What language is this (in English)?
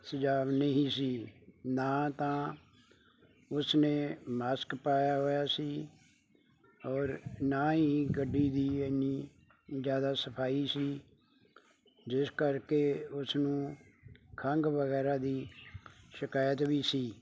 Punjabi